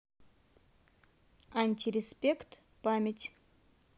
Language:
Russian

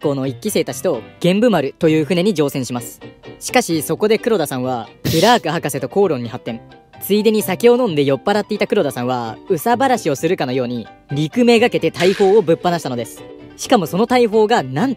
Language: Japanese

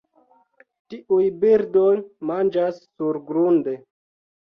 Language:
Esperanto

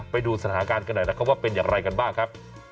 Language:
Thai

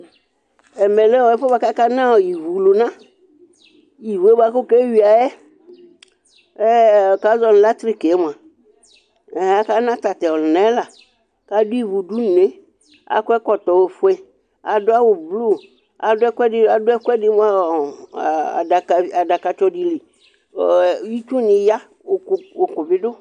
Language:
Ikposo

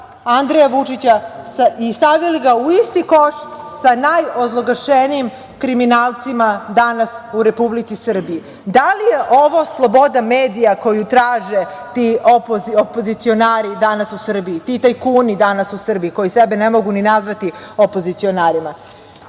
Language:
Serbian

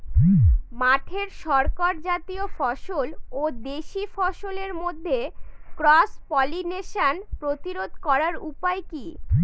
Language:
Bangla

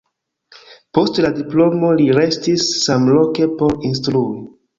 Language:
Esperanto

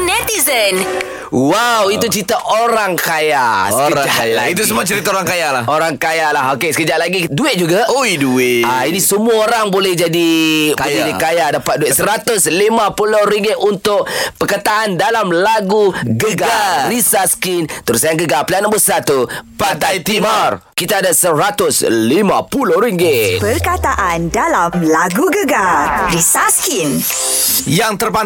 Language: Malay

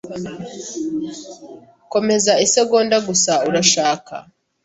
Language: Kinyarwanda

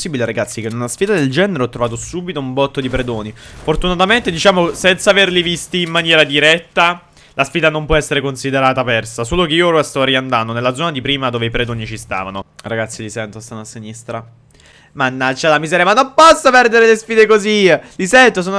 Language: Italian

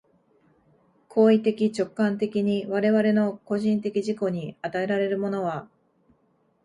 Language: Japanese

